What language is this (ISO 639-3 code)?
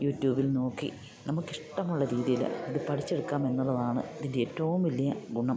mal